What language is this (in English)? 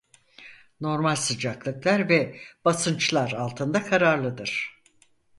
Turkish